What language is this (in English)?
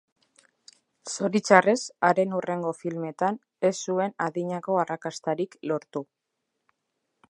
Basque